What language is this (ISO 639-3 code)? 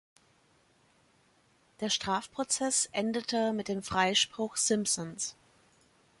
deu